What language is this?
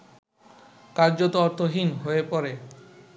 Bangla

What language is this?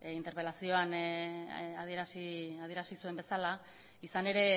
Basque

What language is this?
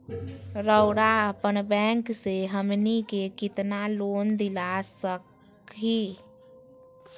Magahi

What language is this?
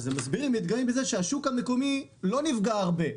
Hebrew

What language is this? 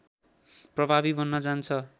Nepali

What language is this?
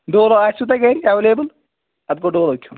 Kashmiri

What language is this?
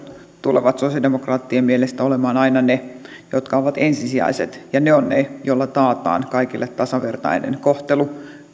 Finnish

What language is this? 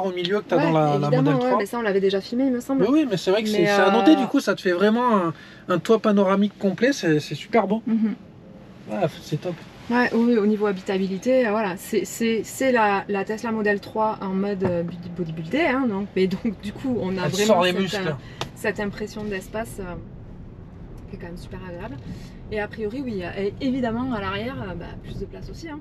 French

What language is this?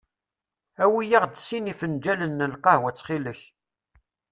Kabyle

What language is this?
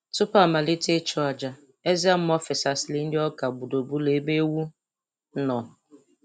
Igbo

